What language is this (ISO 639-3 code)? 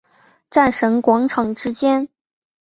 zho